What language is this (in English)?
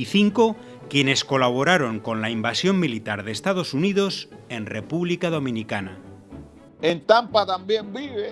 Spanish